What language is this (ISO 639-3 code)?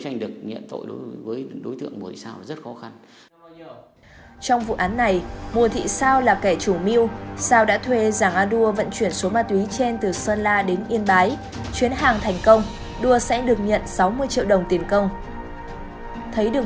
vie